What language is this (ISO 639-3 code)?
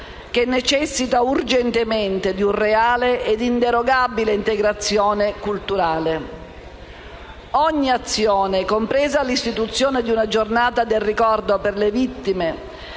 ita